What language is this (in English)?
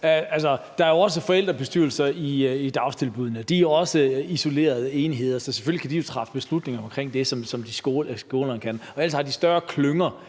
Danish